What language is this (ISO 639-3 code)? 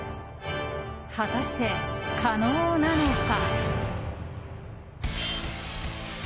jpn